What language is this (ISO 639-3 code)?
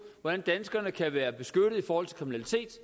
dan